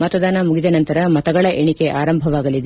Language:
Kannada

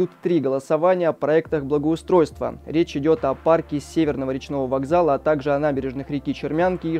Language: Russian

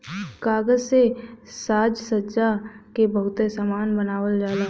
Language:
Bhojpuri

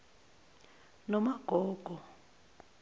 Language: Zulu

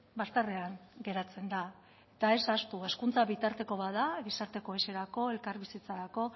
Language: Basque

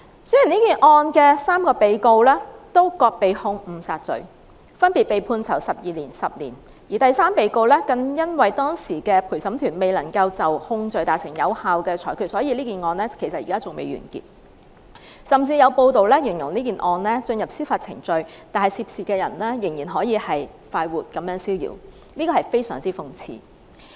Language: Cantonese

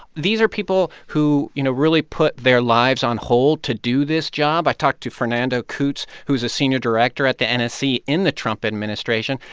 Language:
English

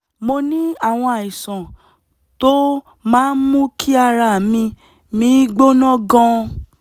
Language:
Yoruba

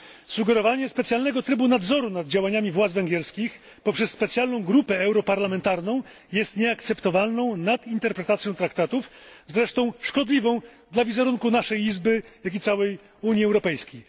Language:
Polish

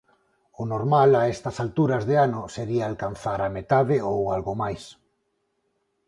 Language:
Galician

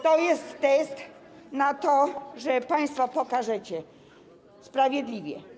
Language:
Polish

